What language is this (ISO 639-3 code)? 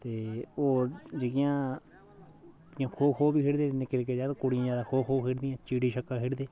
doi